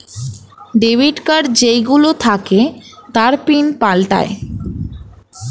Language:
Bangla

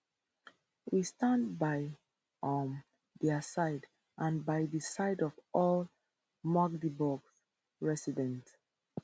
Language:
Nigerian Pidgin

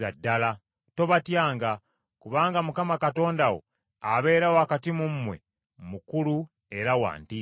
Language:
Ganda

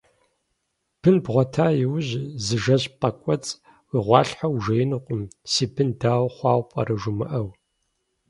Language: Kabardian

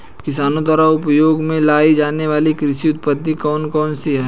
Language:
Hindi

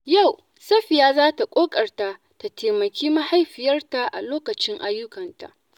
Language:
Hausa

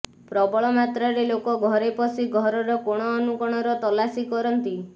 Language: Odia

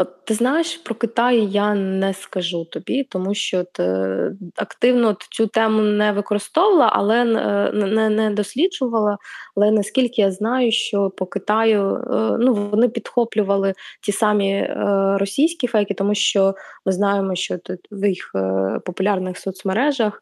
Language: Ukrainian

